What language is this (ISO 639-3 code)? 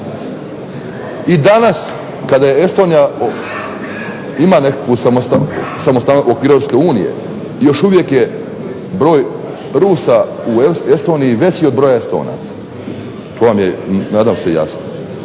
hrv